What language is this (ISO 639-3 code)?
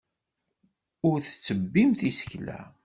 kab